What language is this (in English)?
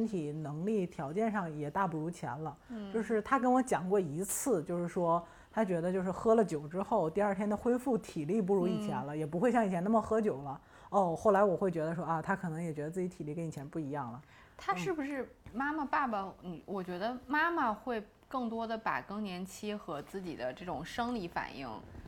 Chinese